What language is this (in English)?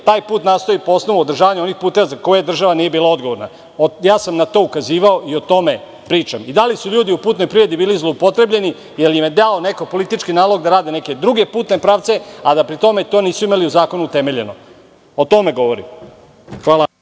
Serbian